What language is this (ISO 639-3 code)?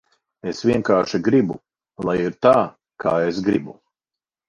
lav